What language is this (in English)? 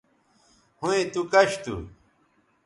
Bateri